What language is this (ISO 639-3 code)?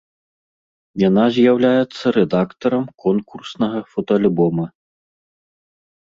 bel